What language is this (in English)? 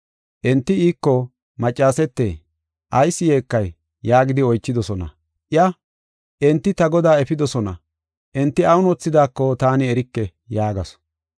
Gofa